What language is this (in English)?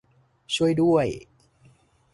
Thai